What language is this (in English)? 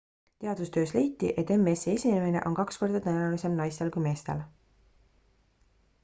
Estonian